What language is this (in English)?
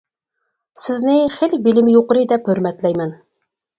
Uyghur